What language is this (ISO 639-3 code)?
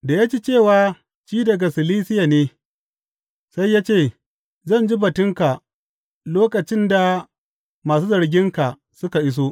hau